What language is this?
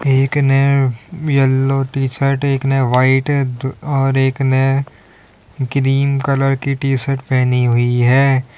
Hindi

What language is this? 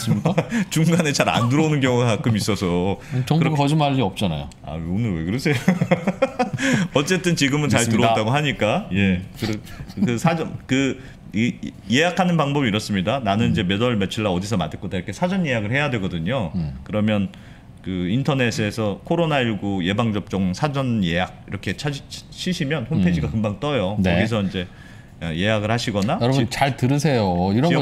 Korean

